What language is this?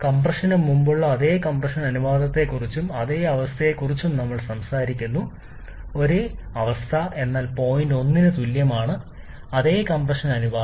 Malayalam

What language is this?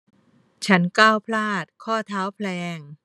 Thai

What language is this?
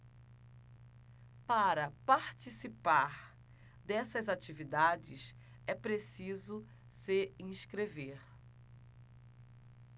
Portuguese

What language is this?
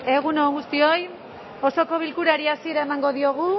Basque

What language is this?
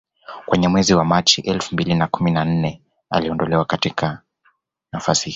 Swahili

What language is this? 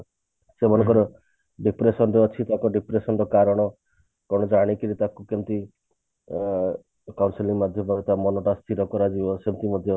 Odia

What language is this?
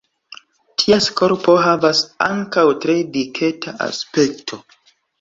Esperanto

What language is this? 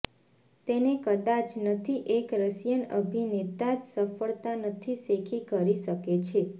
Gujarati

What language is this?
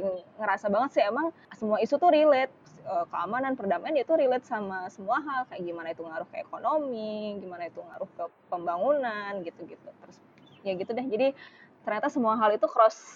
Indonesian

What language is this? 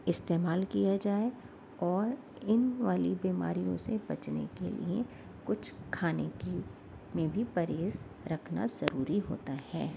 Urdu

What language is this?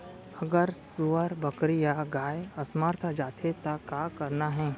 Chhattisgarhi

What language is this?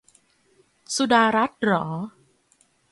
Thai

